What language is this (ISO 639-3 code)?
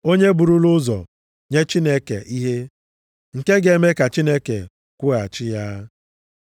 ibo